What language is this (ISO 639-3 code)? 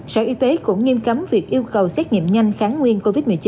vie